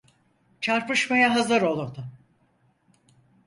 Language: Turkish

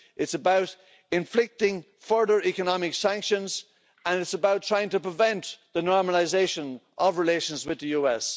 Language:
English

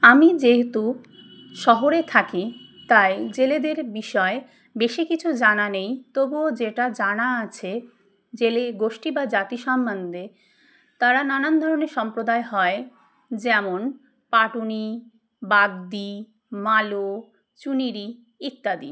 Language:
Bangla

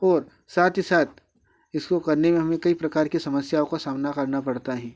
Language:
Hindi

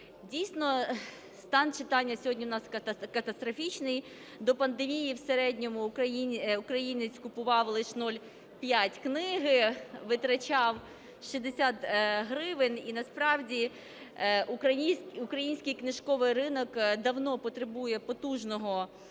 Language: Ukrainian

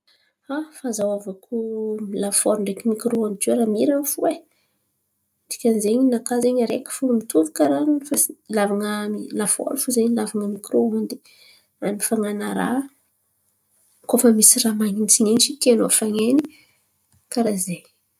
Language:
Antankarana Malagasy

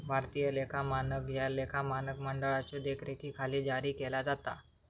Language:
Marathi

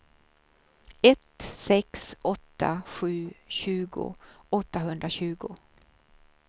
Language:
Swedish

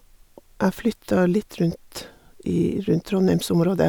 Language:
Norwegian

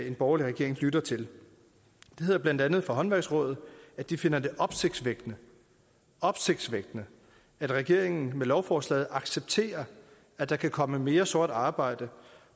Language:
Danish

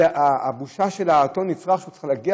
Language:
Hebrew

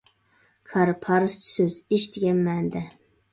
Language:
Uyghur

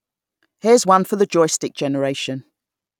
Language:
English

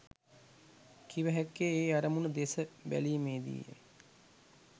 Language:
Sinhala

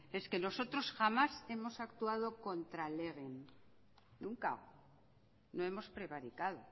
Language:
Spanish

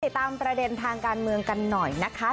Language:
Thai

